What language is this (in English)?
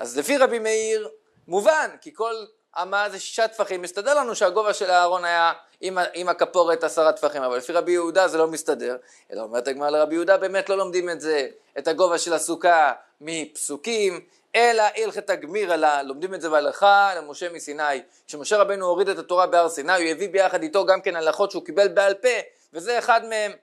Hebrew